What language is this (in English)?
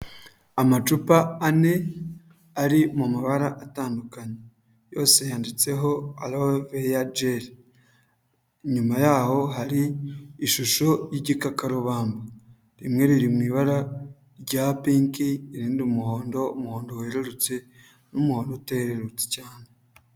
Kinyarwanda